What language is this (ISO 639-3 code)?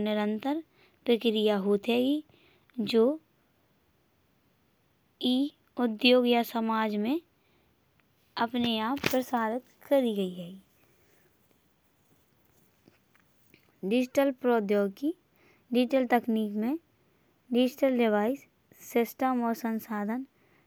bns